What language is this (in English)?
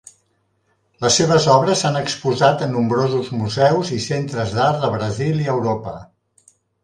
Catalan